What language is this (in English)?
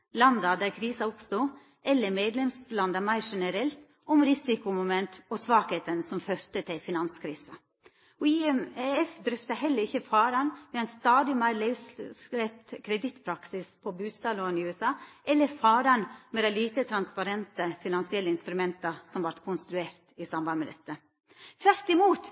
Norwegian Nynorsk